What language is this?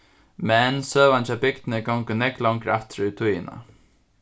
Faroese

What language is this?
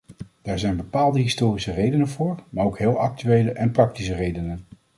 Dutch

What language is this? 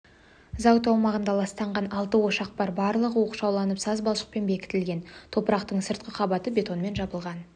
Kazakh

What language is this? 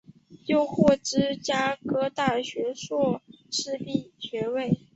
Chinese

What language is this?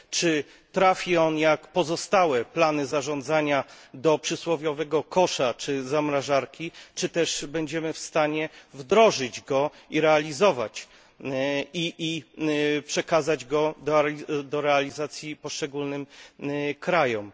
Polish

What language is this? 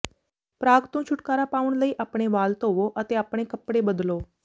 Punjabi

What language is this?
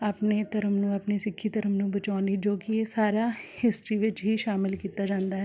Punjabi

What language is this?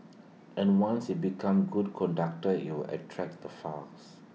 English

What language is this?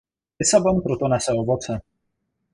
Czech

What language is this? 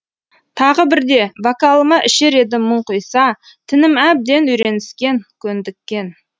Kazakh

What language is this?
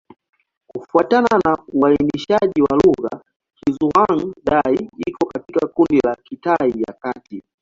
Swahili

